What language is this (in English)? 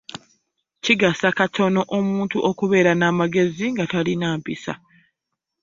Ganda